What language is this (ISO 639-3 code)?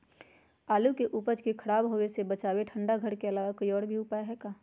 mag